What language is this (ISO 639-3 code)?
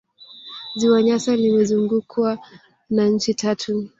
swa